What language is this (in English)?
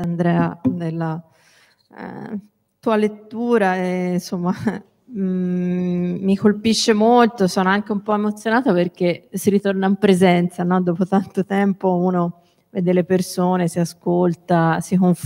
Italian